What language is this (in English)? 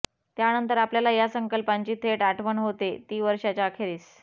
Marathi